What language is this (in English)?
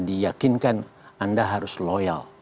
Indonesian